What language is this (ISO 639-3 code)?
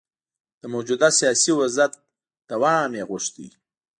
pus